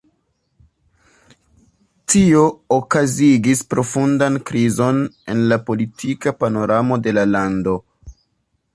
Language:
Esperanto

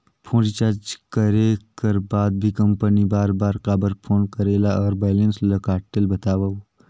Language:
Chhattisgarhi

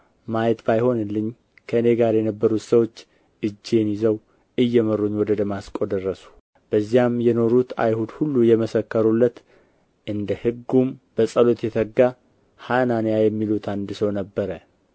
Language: Amharic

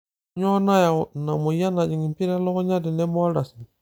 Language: Masai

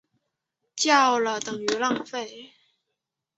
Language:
Chinese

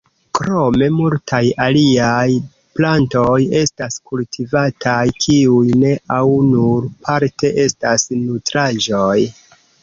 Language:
Esperanto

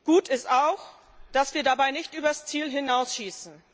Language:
German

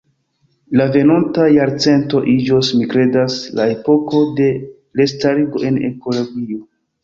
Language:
Esperanto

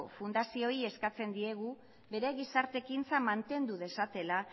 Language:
Basque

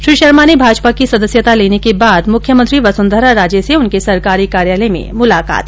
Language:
Hindi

